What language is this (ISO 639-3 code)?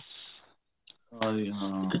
pan